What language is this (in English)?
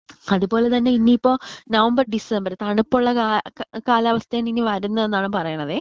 Malayalam